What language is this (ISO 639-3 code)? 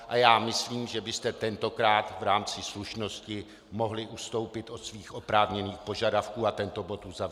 ces